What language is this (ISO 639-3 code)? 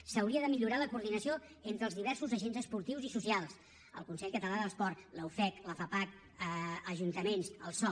cat